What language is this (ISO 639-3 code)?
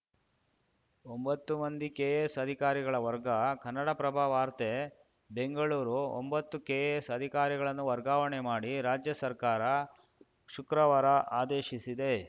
kan